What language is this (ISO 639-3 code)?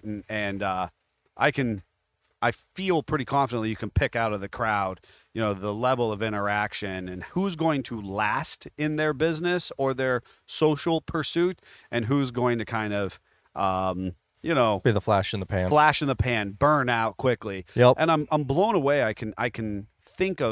eng